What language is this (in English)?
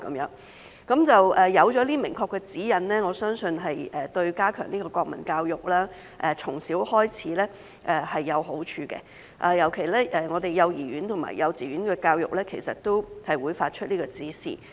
Cantonese